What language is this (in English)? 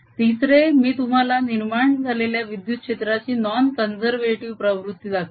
Marathi